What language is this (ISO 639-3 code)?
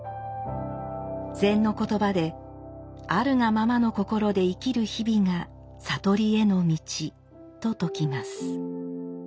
jpn